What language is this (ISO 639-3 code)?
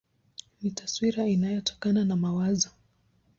swa